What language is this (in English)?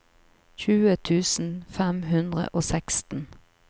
Norwegian